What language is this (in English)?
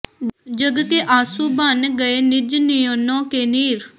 Punjabi